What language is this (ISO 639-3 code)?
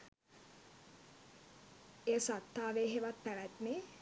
sin